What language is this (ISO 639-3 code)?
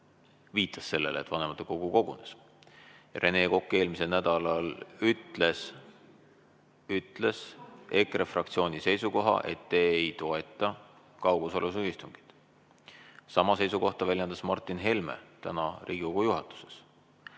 est